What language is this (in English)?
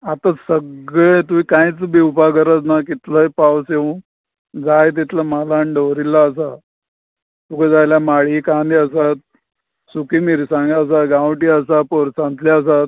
Konkani